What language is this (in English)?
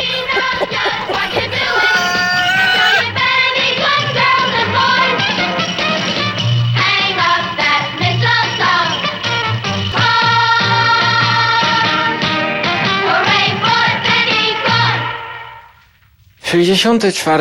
Polish